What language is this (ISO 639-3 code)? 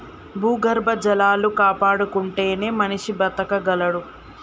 tel